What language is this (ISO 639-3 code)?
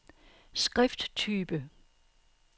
dan